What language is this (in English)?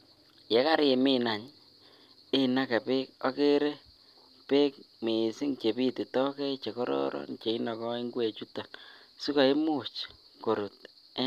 Kalenjin